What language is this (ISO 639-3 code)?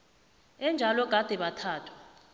nbl